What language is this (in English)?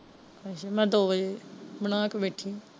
Punjabi